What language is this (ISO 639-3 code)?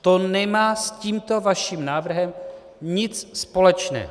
ces